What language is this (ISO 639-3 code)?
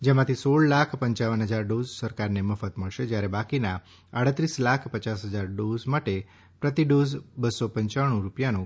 guj